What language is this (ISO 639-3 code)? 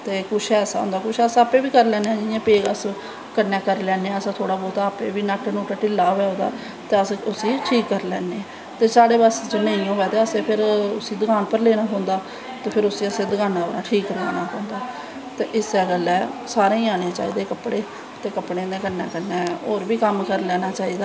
doi